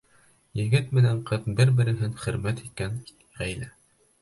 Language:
Bashkir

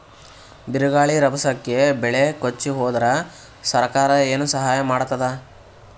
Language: Kannada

